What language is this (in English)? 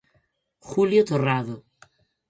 Galician